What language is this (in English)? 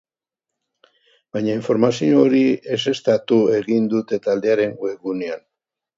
Basque